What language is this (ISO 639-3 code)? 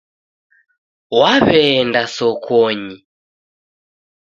dav